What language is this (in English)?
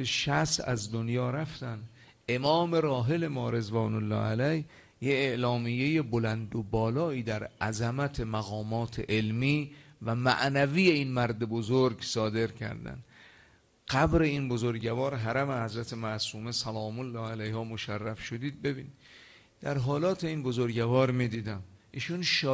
Persian